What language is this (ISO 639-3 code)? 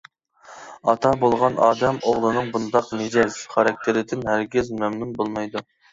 uig